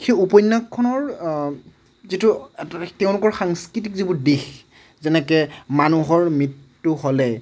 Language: Assamese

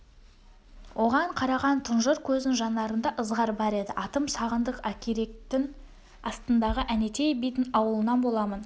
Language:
Kazakh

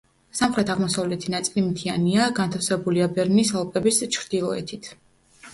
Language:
Georgian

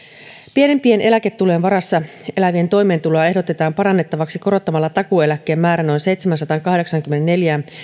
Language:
Finnish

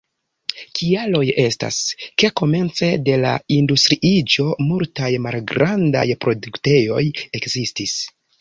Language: Esperanto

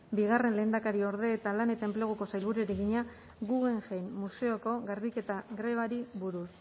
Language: Basque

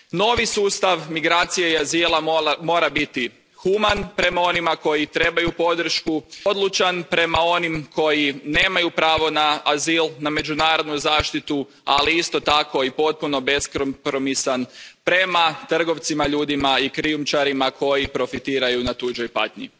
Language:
Croatian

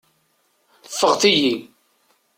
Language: Kabyle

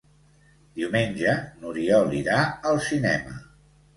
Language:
Catalan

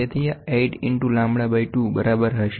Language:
Gujarati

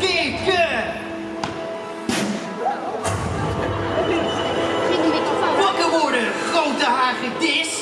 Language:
Dutch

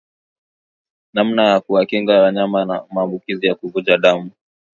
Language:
Swahili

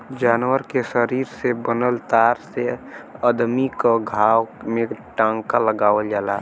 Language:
Bhojpuri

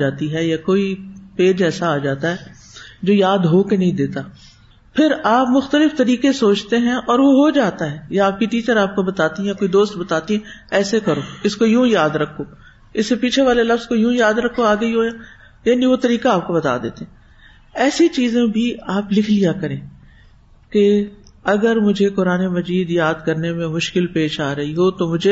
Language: Urdu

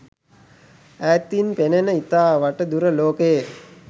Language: Sinhala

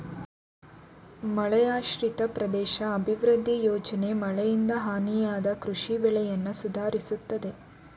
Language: Kannada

